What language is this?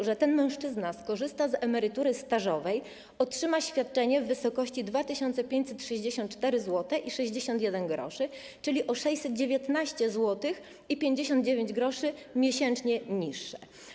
Polish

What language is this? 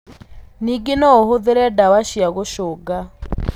Kikuyu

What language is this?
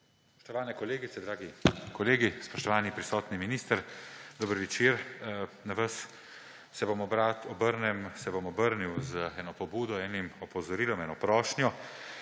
Slovenian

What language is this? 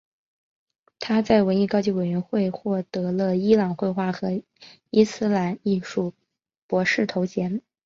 Chinese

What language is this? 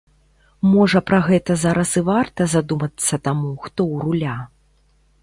Belarusian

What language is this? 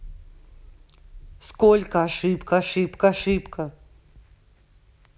Russian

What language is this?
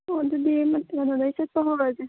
Manipuri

